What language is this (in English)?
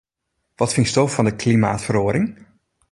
Western Frisian